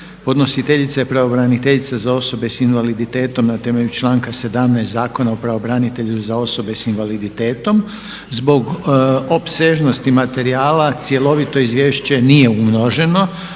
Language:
Croatian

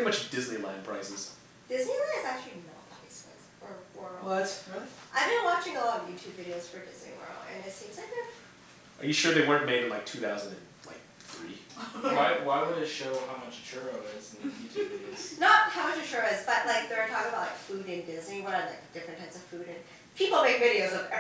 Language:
English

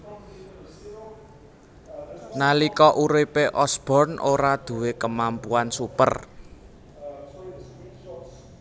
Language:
Javanese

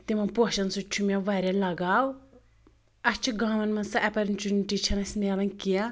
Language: Kashmiri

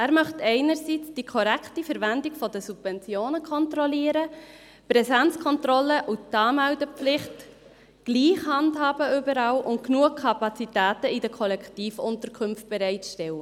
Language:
Swiss German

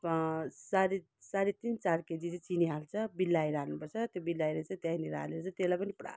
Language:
Nepali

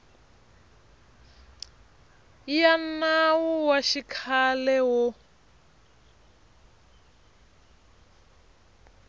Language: Tsonga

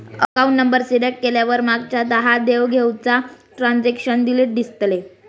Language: Marathi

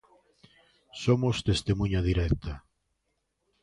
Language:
Galician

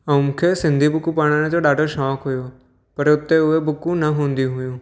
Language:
Sindhi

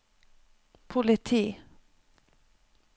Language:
Norwegian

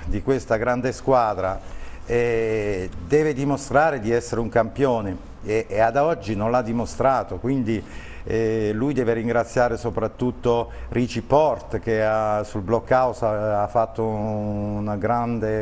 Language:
Italian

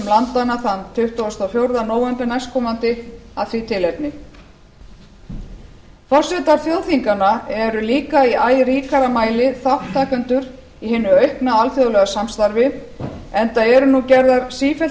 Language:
Icelandic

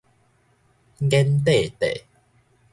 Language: Min Nan Chinese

